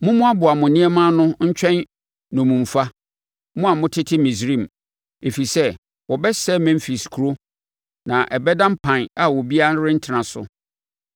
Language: Akan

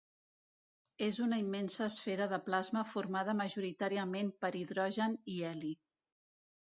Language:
Catalan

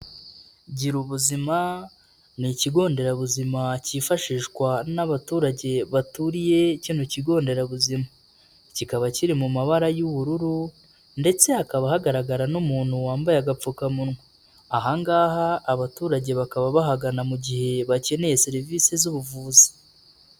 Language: Kinyarwanda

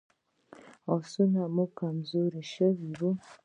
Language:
Pashto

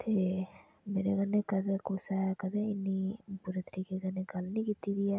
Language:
Dogri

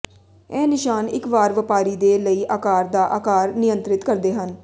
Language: Punjabi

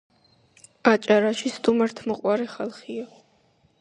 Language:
Georgian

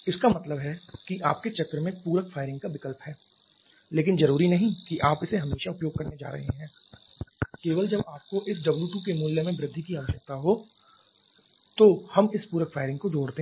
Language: Hindi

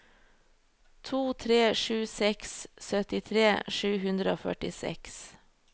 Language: Norwegian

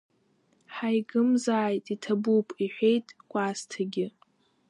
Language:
Abkhazian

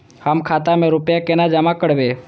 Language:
Maithili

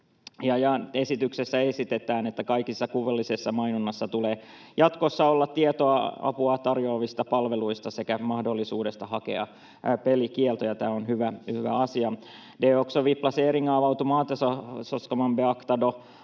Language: Finnish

